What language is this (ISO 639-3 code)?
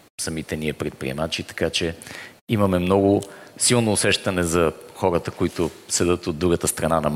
bul